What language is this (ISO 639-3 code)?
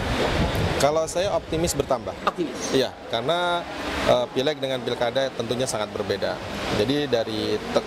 ind